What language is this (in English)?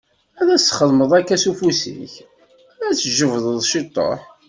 Kabyle